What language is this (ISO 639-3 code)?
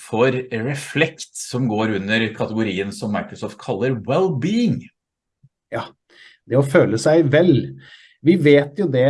nor